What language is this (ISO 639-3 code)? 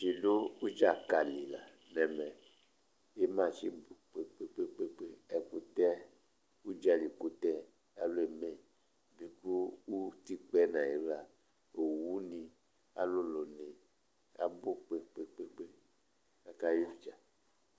kpo